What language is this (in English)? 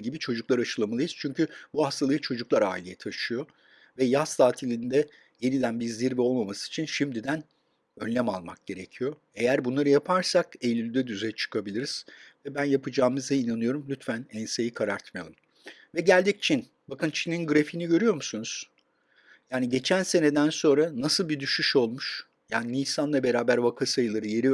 Turkish